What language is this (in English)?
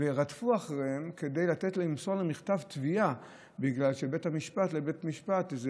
Hebrew